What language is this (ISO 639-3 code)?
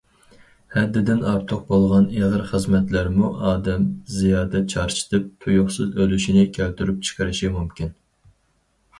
uig